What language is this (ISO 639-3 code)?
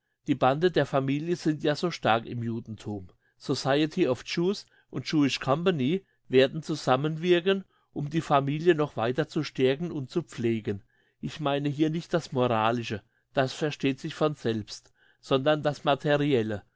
deu